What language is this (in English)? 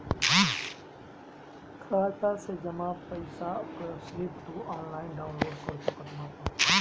Bhojpuri